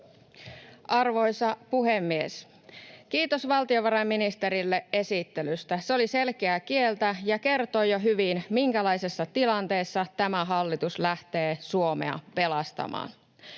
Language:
Finnish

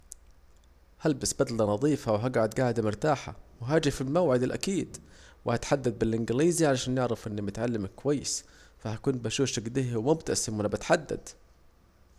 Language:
Saidi Arabic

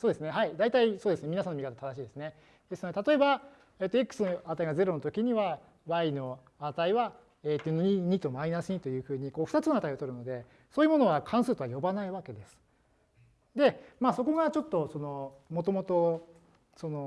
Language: Japanese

